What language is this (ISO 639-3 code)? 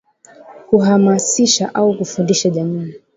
swa